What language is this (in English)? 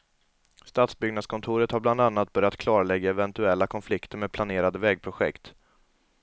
Swedish